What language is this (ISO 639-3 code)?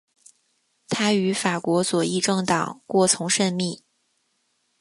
zho